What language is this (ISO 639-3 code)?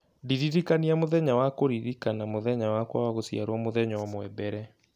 kik